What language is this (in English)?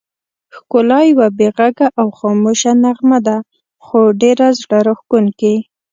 Pashto